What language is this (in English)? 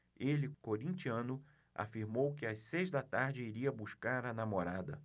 Portuguese